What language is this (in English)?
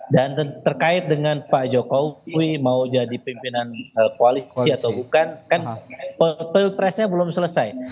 Indonesian